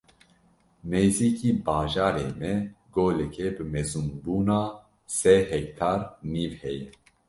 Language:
Kurdish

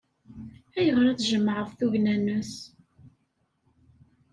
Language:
Kabyle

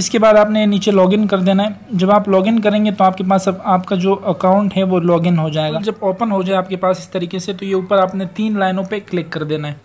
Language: Hindi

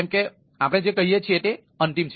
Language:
Gujarati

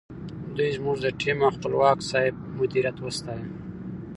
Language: Pashto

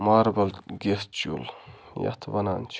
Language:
Kashmiri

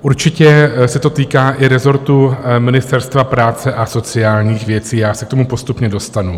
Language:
Czech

